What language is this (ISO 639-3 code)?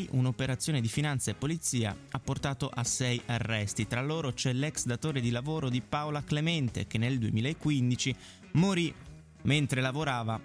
ita